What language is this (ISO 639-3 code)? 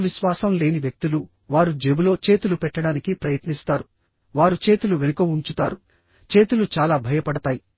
tel